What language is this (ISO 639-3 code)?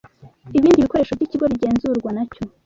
kin